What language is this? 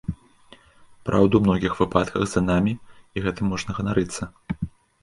Belarusian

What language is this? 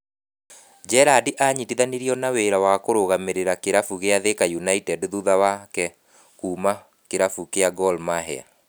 Kikuyu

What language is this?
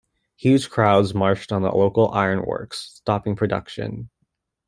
English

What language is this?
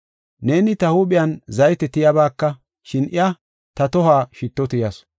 Gofa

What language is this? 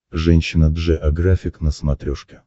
Russian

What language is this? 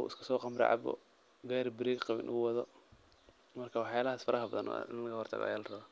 Somali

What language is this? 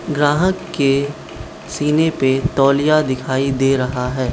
Hindi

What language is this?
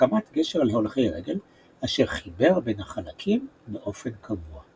Hebrew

